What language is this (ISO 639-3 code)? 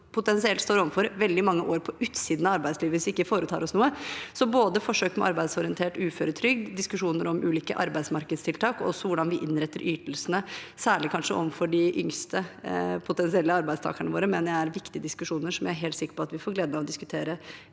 nor